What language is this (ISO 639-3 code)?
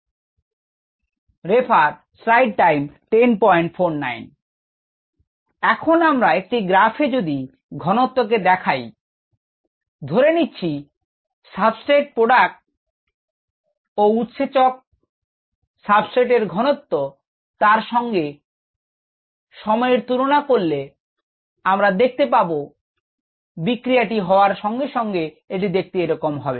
ben